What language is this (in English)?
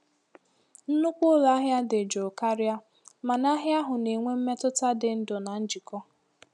Igbo